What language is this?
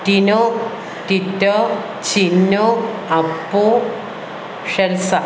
Malayalam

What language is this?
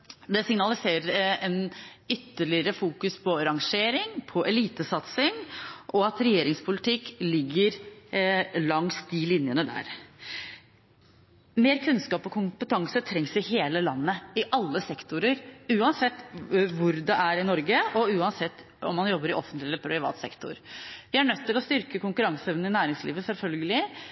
Norwegian Bokmål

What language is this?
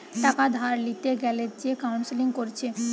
Bangla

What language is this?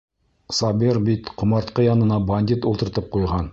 Bashkir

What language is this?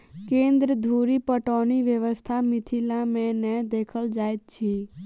Maithili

